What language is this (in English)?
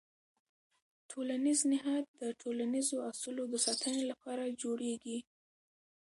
Pashto